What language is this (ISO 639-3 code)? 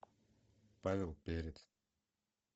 rus